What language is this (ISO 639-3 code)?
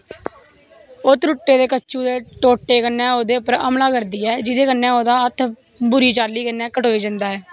doi